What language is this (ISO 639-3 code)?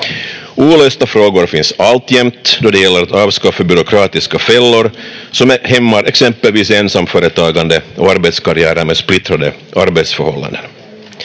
fin